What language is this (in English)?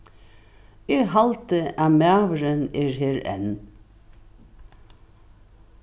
Faroese